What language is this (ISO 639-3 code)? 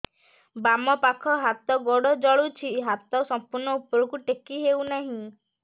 ori